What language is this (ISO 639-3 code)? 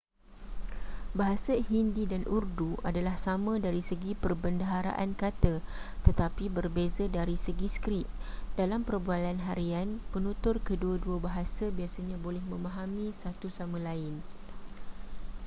msa